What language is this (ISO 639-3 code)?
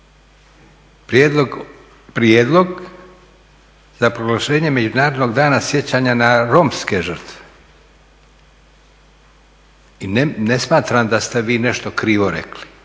hrv